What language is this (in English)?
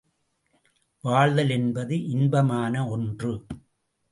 Tamil